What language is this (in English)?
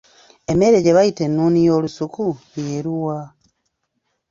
Ganda